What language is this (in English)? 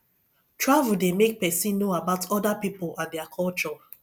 Nigerian Pidgin